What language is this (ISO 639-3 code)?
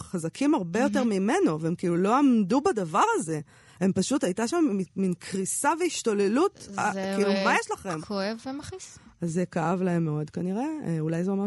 heb